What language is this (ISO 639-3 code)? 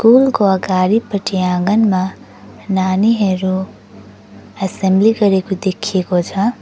nep